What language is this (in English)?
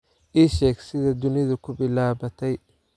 Somali